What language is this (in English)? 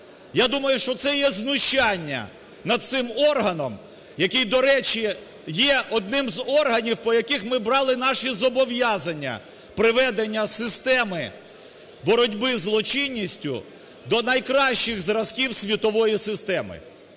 Ukrainian